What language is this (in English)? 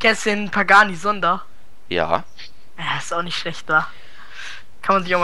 German